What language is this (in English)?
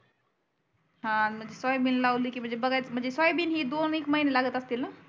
Marathi